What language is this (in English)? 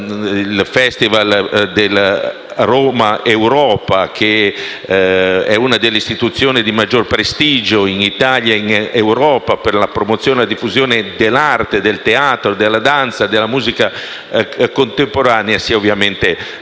Italian